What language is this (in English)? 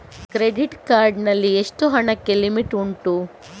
Kannada